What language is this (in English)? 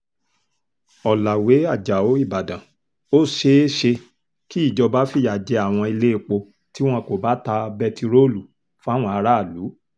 Yoruba